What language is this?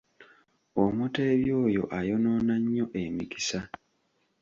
Ganda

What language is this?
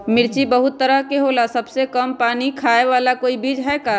Magahi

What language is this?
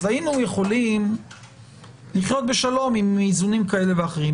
Hebrew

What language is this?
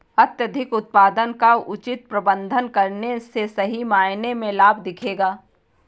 Hindi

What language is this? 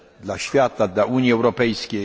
Polish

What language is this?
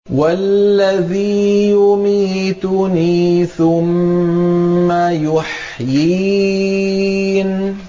Arabic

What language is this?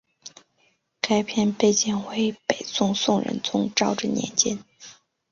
Chinese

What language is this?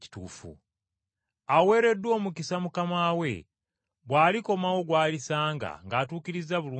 Ganda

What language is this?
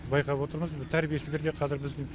Kazakh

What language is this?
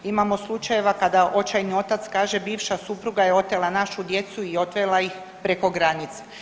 Croatian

